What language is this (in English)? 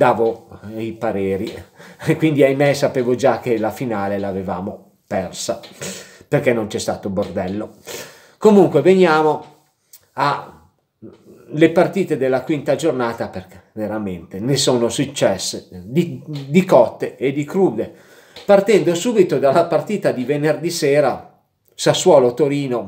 Italian